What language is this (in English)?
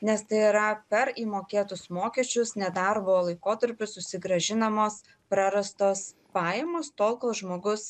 Lithuanian